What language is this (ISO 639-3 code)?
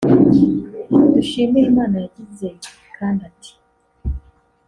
kin